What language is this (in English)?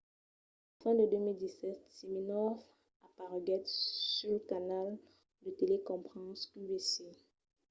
Occitan